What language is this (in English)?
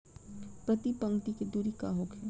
Bhojpuri